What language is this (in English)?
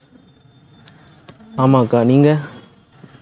Tamil